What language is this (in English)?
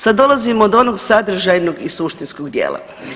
Croatian